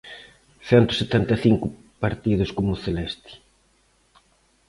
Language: Galician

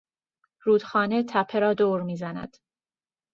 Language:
Persian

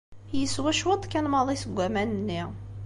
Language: Kabyle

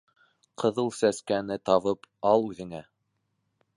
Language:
Bashkir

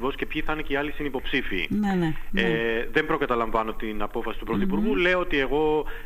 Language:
Greek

